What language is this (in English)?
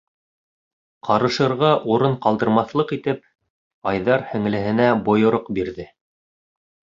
Bashkir